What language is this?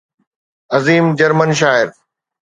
Sindhi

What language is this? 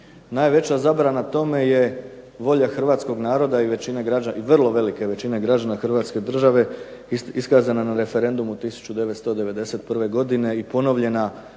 Croatian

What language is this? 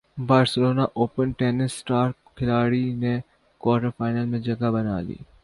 Urdu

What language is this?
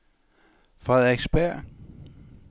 Danish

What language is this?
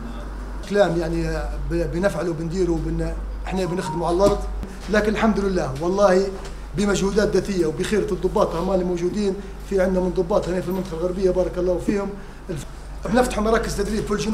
Arabic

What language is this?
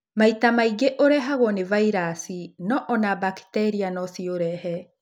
Kikuyu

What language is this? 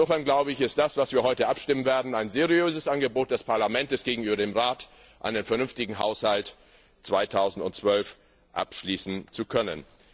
German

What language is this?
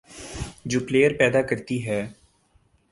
Urdu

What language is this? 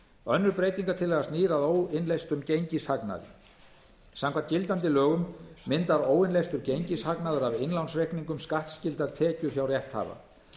Icelandic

